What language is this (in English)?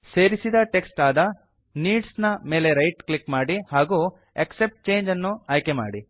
Kannada